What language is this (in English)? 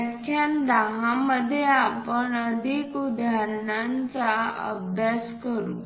Marathi